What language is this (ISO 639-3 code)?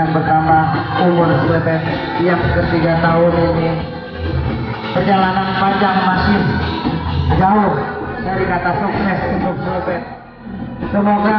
ind